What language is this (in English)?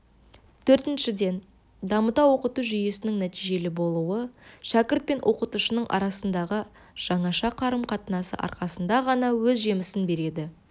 Kazakh